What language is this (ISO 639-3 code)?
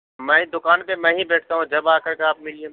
urd